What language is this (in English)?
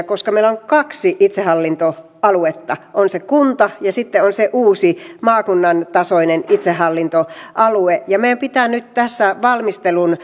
Finnish